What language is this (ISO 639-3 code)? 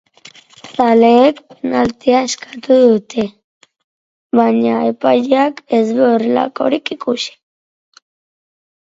eus